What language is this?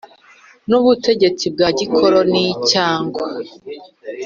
Kinyarwanda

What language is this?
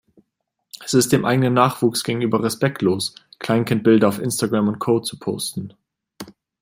German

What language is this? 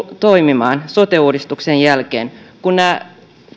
Finnish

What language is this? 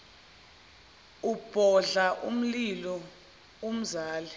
Zulu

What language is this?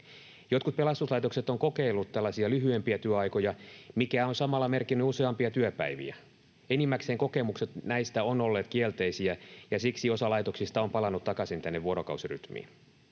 Finnish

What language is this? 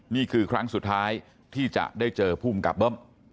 Thai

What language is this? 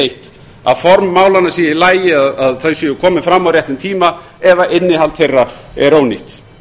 Icelandic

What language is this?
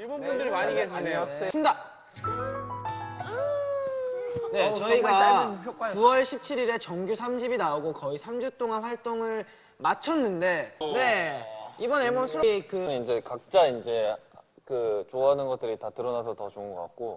Korean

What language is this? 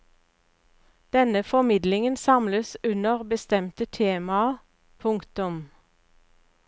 Norwegian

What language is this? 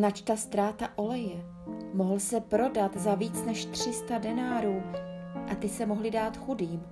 Czech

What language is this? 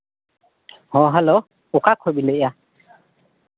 Santali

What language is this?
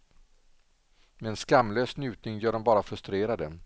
Swedish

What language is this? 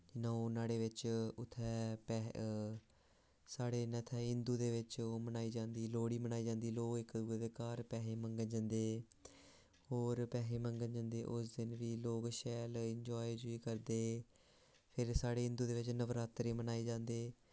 Dogri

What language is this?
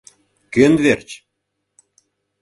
Mari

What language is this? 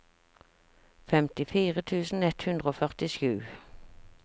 Norwegian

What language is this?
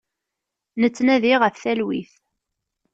Kabyle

